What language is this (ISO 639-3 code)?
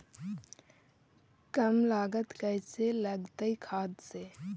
mag